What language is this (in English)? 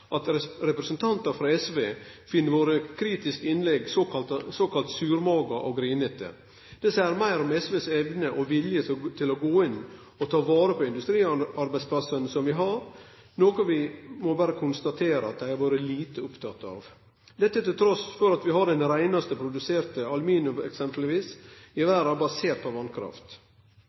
Norwegian Nynorsk